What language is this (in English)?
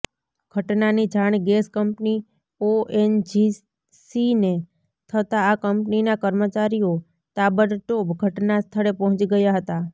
Gujarati